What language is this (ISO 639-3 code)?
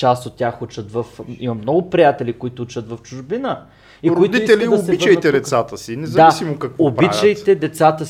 bul